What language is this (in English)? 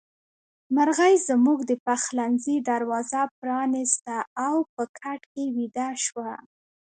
Pashto